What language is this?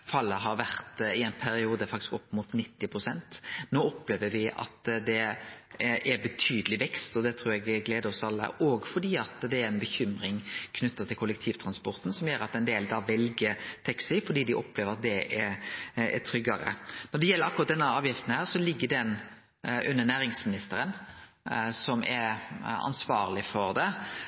Norwegian Nynorsk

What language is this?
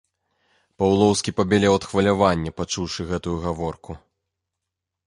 Belarusian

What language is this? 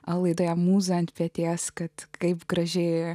Lithuanian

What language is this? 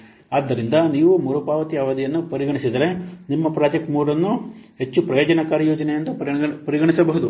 Kannada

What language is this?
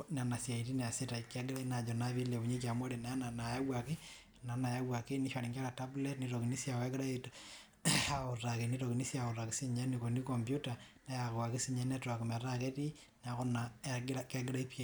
Masai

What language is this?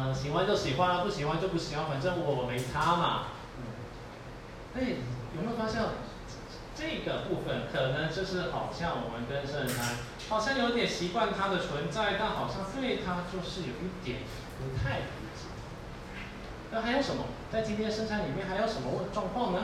Chinese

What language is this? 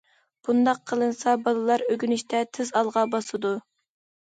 Uyghur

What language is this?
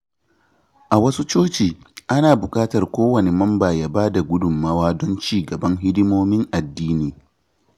Hausa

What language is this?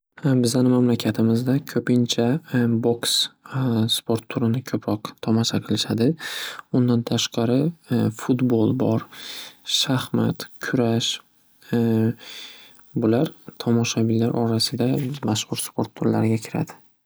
Uzbek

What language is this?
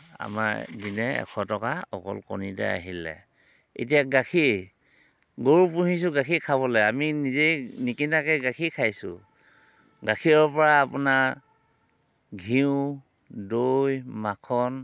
Assamese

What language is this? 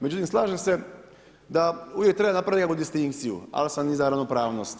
Croatian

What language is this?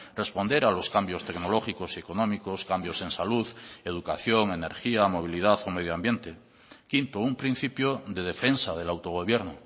Spanish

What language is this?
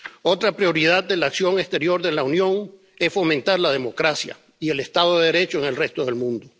Spanish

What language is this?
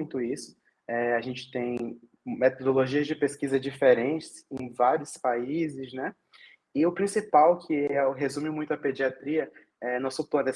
Portuguese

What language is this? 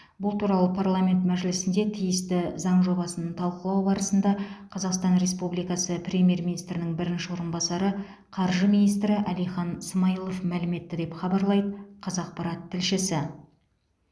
Kazakh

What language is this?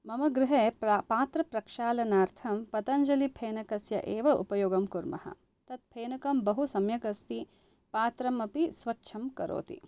Sanskrit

